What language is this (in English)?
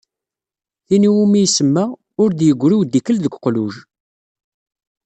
Kabyle